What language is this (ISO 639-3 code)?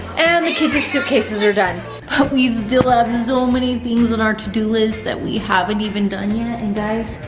eng